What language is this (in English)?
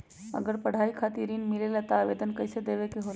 Magahi